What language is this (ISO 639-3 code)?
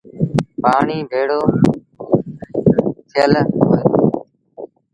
sbn